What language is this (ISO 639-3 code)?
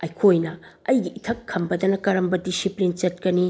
mni